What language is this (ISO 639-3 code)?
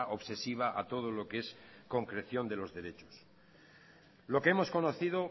spa